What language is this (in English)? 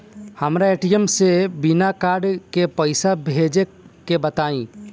Bhojpuri